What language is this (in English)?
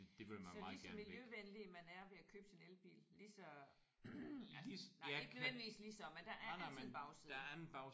Danish